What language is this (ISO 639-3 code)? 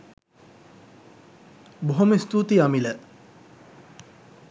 sin